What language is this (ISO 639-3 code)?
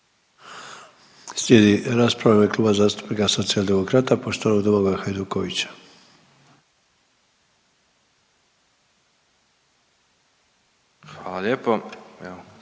hrv